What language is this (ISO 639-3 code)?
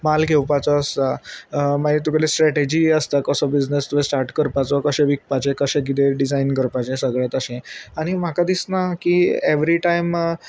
kok